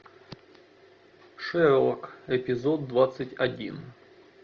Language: Russian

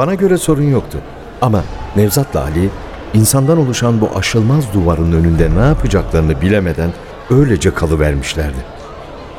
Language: Turkish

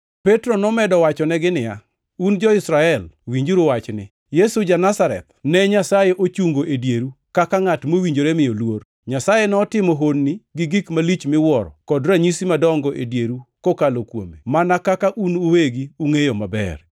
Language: Luo (Kenya and Tanzania)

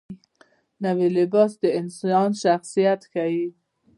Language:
Pashto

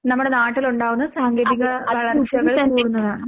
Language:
Malayalam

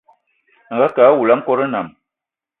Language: Eton (Cameroon)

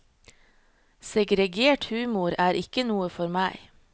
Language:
Norwegian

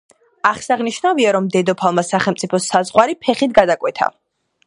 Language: Georgian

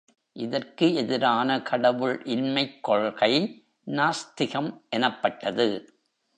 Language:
Tamil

